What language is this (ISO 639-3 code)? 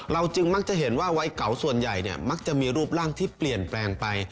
tha